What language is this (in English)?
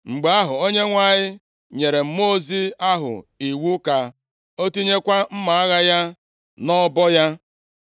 Igbo